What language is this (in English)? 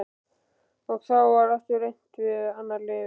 Icelandic